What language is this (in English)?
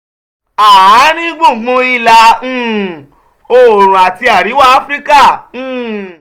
Yoruba